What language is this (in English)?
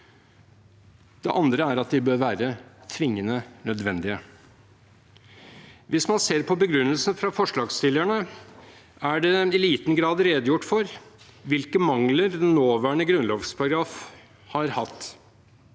Norwegian